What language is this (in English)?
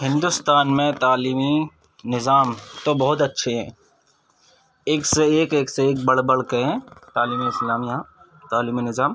Urdu